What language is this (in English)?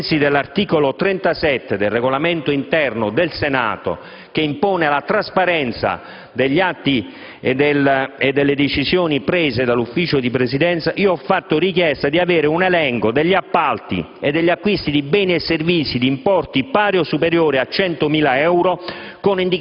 Italian